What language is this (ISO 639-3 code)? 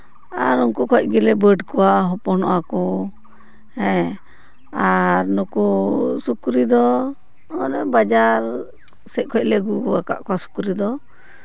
sat